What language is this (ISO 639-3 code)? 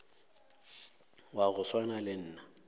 nso